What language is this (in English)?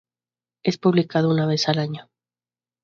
Spanish